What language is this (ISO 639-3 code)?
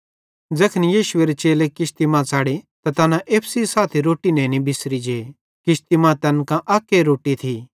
bhd